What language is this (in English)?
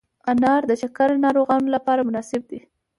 Pashto